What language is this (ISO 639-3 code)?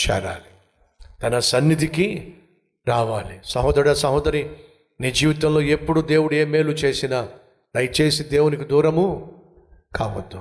tel